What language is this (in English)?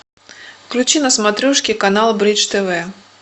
Russian